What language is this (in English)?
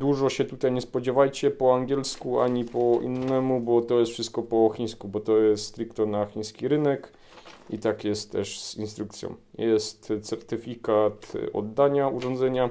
Polish